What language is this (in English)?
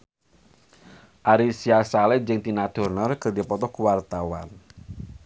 Sundanese